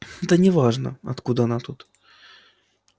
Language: Russian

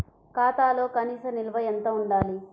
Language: Telugu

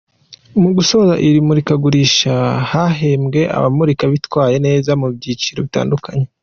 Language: Kinyarwanda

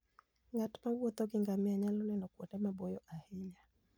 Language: Luo (Kenya and Tanzania)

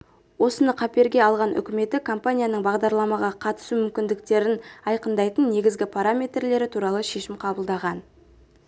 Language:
Kazakh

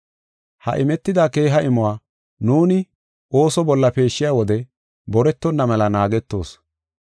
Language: Gofa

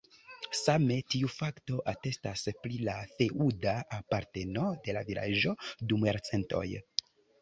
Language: Esperanto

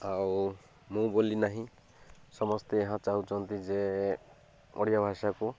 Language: Odia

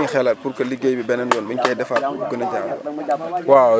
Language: Wolof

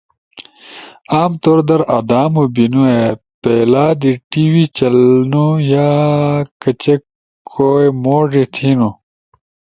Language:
Ushojo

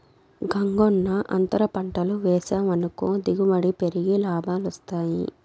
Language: Telugu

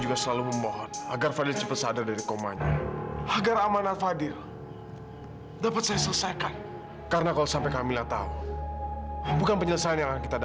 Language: Indonesian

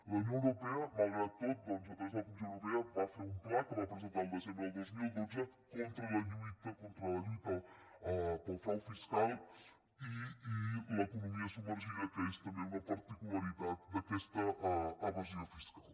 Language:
Catalan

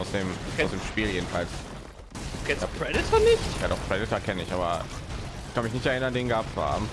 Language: German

